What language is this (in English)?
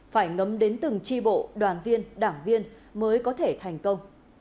Vietnamese